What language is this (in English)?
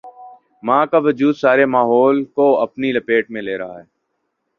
Urdu